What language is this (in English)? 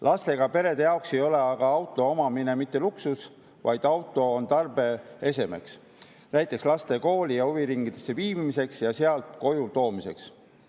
Estonian